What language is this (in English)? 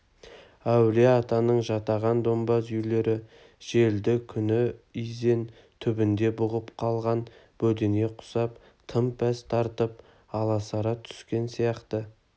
Kazakh